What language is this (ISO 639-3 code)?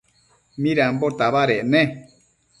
mcf